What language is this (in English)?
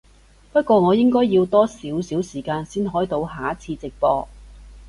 Cantonese